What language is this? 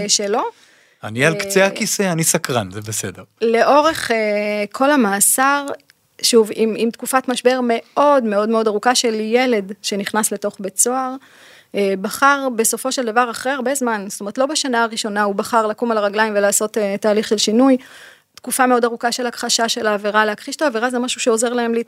Hebrew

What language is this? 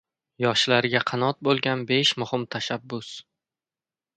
Uzbek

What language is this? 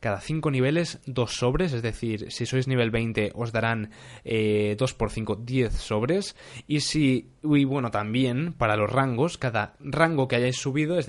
Spanish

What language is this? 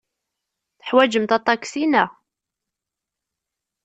Kabyle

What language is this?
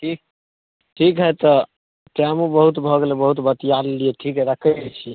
Maithili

